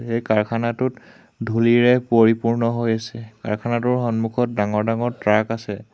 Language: Assamese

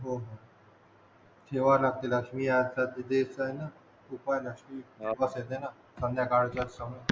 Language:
Marathi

